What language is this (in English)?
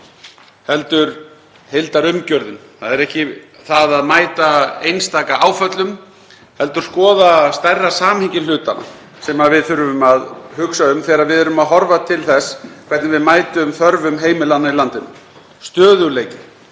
Icelandic